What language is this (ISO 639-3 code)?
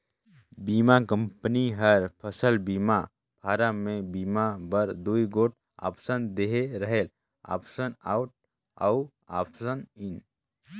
hne